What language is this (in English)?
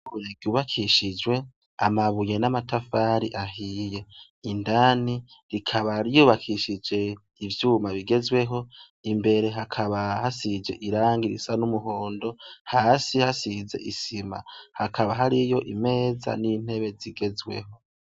Rundi